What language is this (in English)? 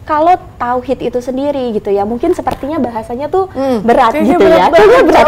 Indonesian